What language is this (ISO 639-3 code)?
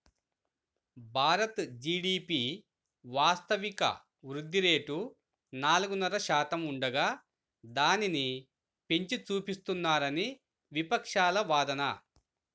tel